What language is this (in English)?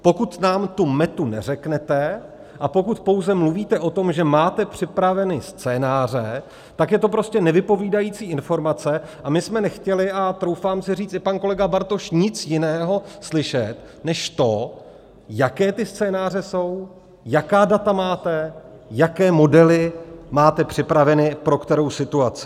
Czech